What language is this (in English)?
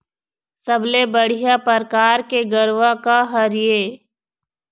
Chhattisgarhi